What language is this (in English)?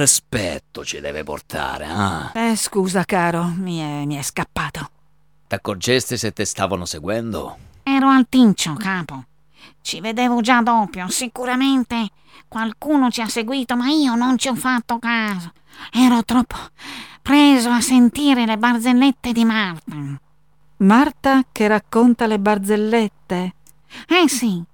Italian